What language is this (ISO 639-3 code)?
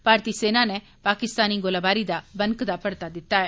doi